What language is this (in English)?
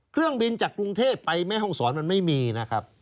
Thai